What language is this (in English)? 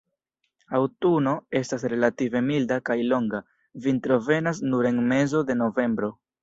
Esperanto